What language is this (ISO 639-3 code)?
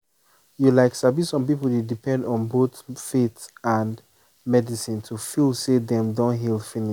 pcm